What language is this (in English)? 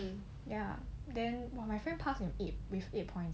English